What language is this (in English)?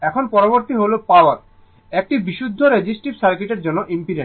Bangla